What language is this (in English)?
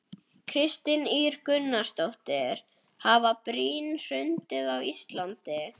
Icelandic